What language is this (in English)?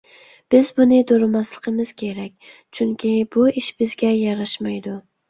Uyghur